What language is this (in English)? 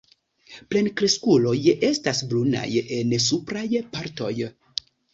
Esperanto